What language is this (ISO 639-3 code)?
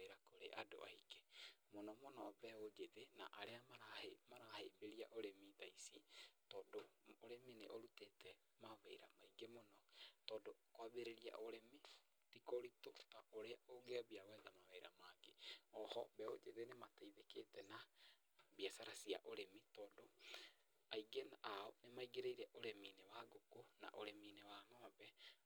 kik